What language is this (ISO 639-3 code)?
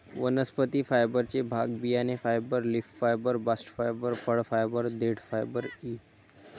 mar